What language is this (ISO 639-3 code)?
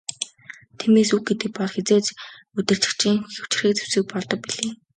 mon